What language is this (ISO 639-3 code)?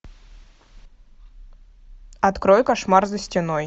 rus